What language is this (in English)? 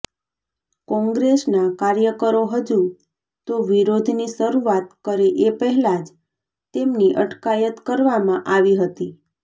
Gujarati